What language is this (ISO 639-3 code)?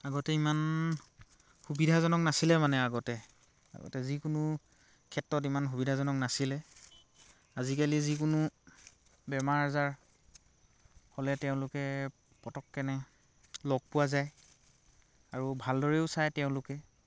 asm